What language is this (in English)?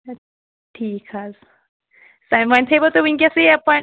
Kashmiri